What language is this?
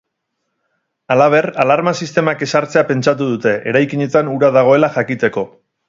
Basque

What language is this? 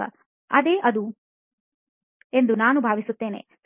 Kannada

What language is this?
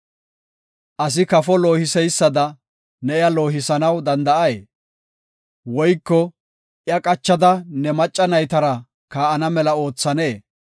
Gofa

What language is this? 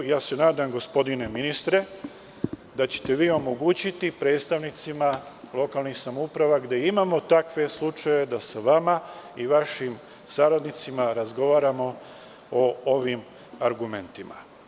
Serbian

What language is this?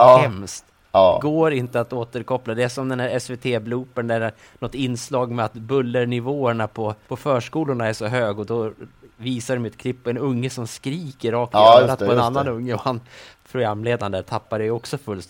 Swedish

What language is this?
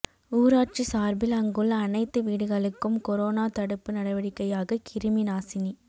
Tamil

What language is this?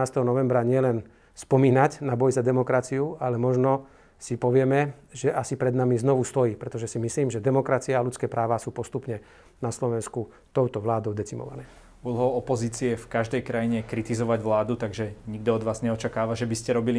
Slovak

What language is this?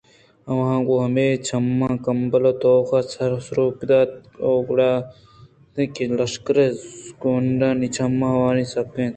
Eastern Balochi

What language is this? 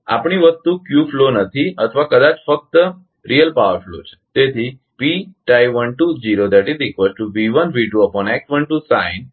Gujarati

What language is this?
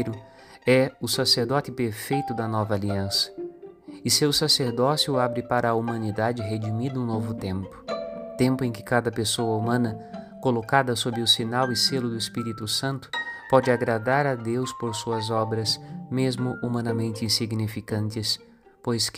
Portuguese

